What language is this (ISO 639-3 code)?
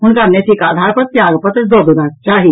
mai